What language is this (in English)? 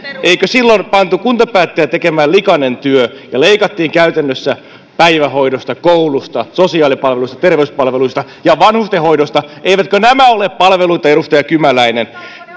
Finnish